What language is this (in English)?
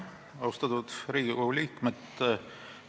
Estonian